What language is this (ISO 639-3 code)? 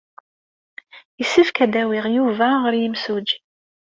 kab